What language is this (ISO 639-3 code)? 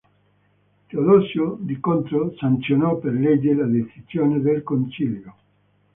ita